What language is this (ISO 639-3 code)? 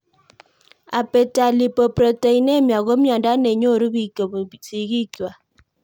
kln